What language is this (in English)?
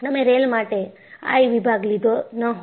Gujarati